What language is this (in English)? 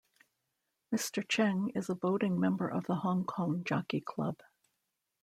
English